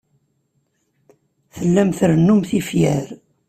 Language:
Kabyle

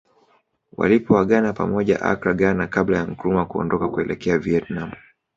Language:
Swahili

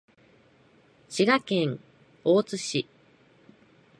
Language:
Japanese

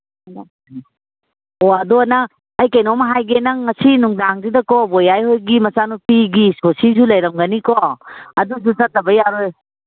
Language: Manipuri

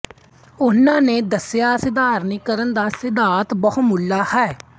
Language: Punjabi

